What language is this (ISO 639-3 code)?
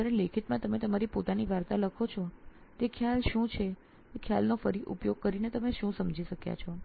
guj